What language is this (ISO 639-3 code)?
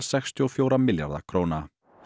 isl